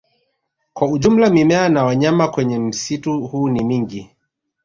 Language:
Swahili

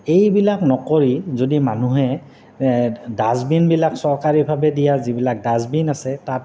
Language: Assamese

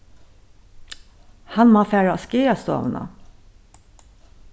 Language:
Faroese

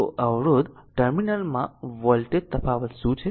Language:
Gujarati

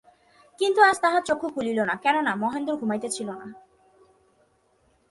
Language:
Bangla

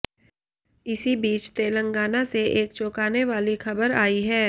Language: Hindi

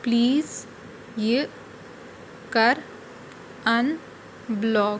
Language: Kashmiri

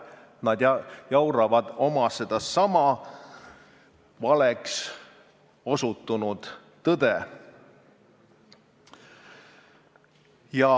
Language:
Estonian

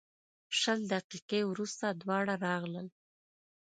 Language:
Pashto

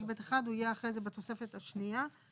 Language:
Hebrew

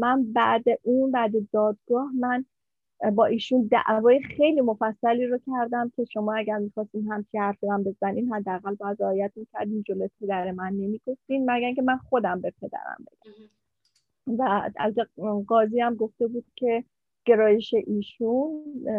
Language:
Persian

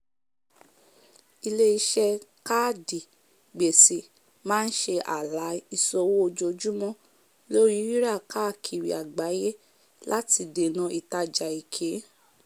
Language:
Yoruba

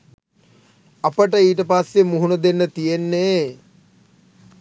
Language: Sinhala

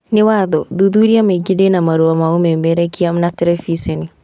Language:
Kikuyu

